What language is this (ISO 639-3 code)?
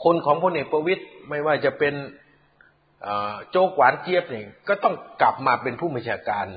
tha